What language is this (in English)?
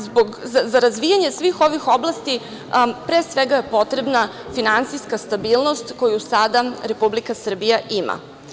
Serbian